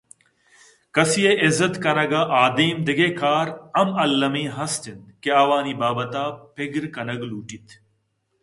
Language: Eastern Balochi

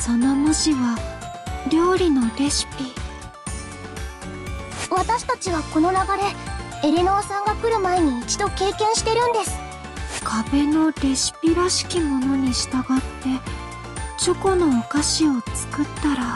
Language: Japanese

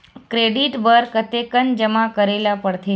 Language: Chhattisgarhi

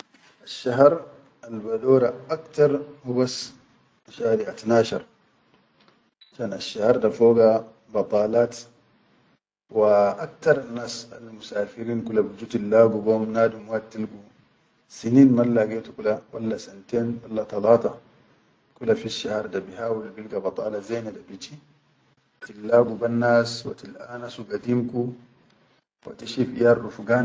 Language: Chadian Arabic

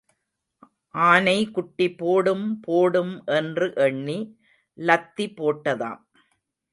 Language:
Tamil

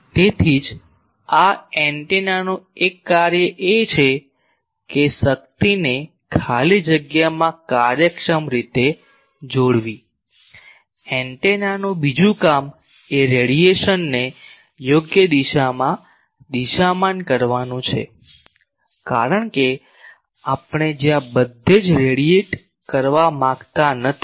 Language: Gujarati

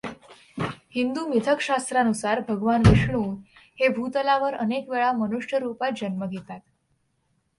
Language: Marathi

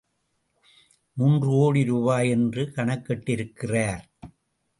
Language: Tamil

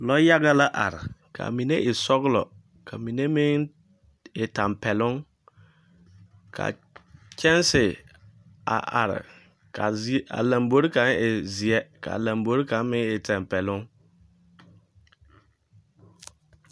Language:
Southern Dagaare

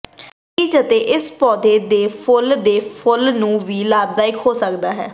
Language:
Punjabi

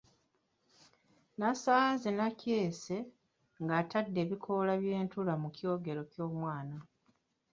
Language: Ganda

